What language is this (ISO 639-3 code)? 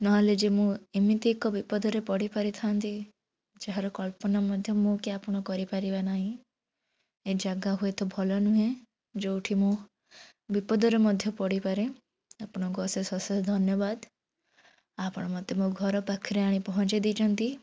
ori